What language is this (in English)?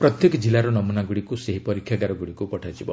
Odia